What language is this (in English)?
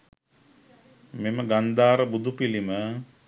Sinhala